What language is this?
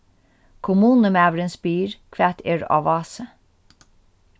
Faroese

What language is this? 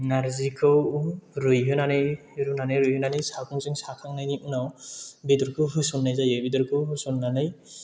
Bodo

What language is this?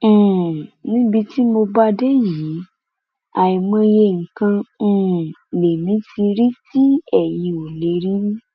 Yoruba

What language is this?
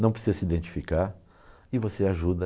Portuguese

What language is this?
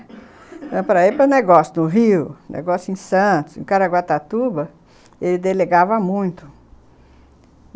Portuguese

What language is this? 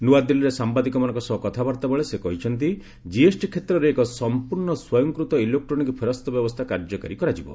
Odia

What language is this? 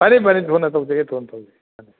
Manipuri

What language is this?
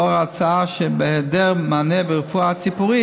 Hebrew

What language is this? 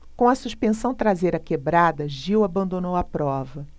Portuguese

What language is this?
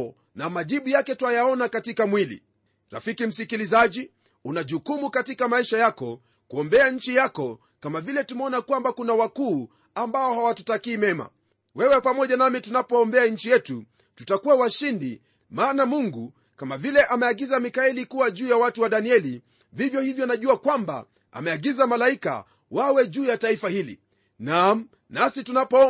Swahili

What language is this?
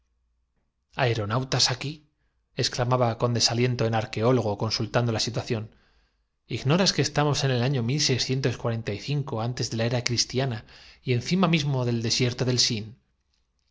Spanish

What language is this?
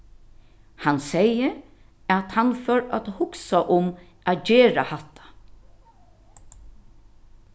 Faroese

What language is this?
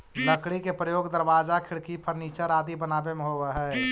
Magahi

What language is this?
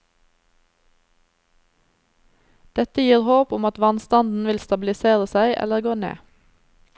Norwegian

